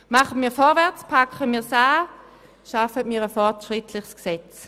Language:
Swiss German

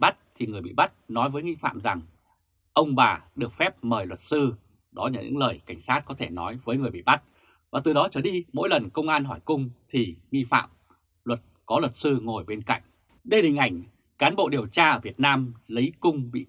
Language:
Vietnamese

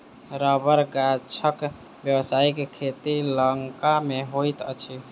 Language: Maithili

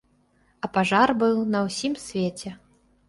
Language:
Belarusian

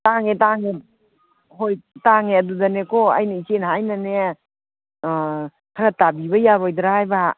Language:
Manipuri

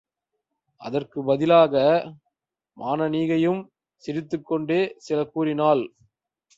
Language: Tamil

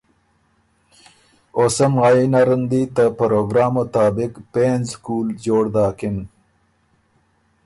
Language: Ormuri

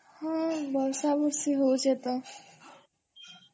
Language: Odia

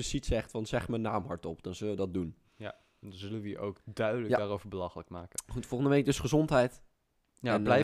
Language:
Dutch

